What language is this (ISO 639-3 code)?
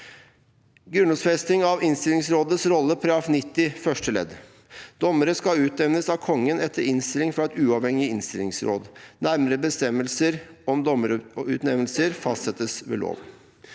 nor